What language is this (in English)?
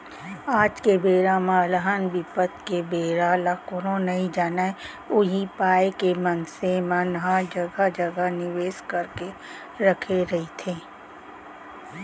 Chhattisgarhi